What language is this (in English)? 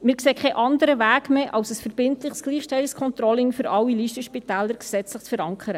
Swiss German